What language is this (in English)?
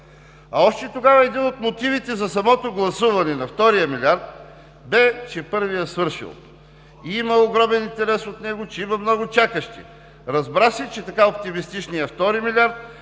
Bulgarian